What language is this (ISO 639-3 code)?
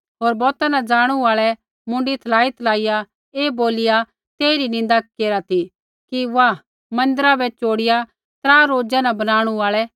kfx